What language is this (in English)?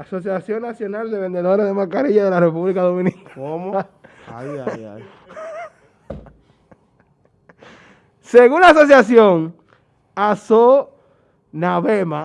Spanish